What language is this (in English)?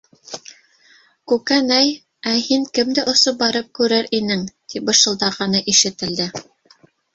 Bashkir